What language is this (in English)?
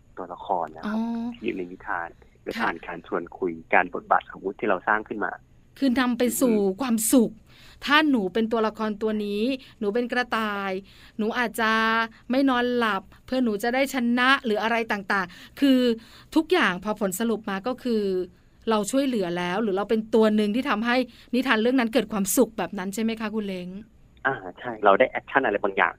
Thai